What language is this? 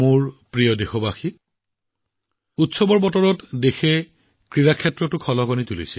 Assamese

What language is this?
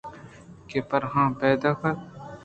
Eastern Balochi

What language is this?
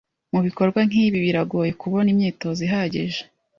Kinyarwanda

